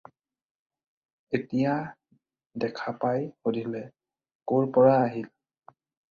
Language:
Assamese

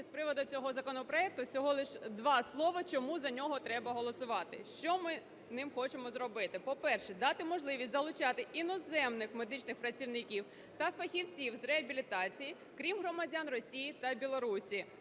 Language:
Ukrainian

